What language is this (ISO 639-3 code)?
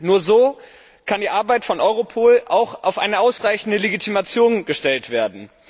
deu